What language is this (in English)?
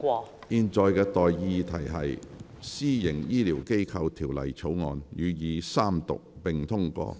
Cantonese